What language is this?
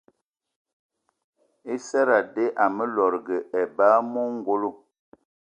Eton (Cameroon)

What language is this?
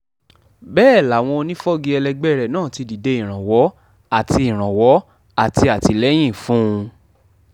Yoruba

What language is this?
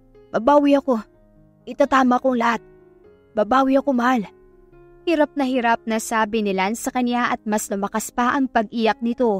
Filipino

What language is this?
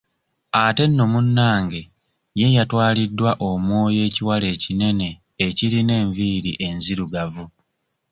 Ganda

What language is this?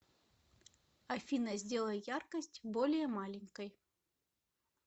Russian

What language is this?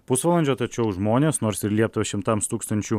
Lithuanian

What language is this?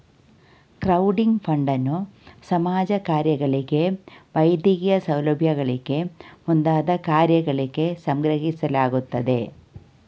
Kannada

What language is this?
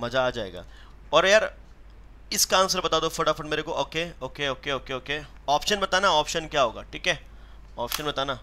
Hindi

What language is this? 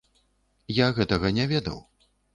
Belarusian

